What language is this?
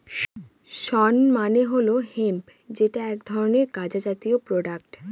Bangla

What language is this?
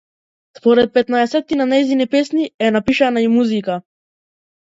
Macedonian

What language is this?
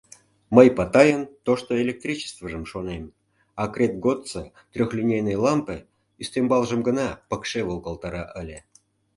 Mari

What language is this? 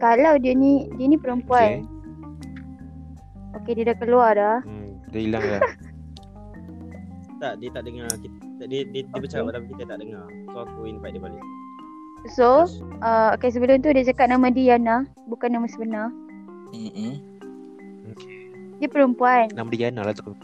Malay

